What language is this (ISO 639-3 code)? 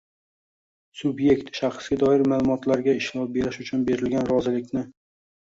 uzb